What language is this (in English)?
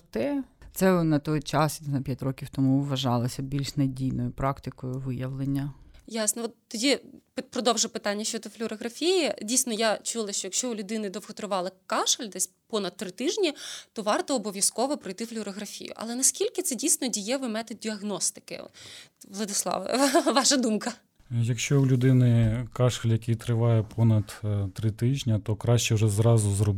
Ukrainian